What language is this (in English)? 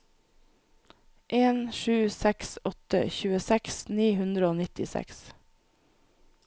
Norwegian